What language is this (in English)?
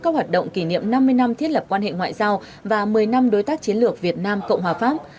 Vietnamese